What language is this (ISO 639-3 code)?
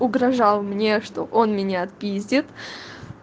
rus